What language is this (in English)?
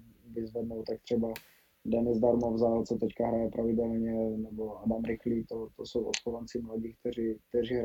Czech